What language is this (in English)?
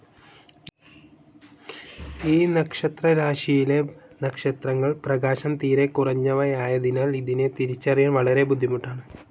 Malayalam